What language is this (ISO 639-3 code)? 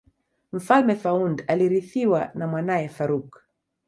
swa